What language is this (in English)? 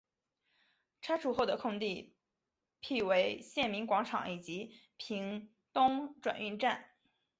Chinese